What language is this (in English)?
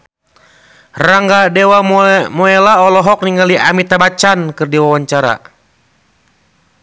Sundanese